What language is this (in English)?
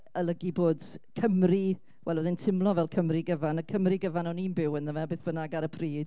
Welsh